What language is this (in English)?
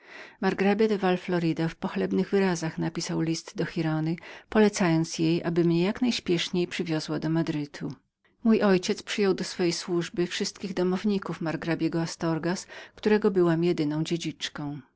Polish